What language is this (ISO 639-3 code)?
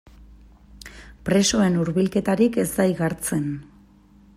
eus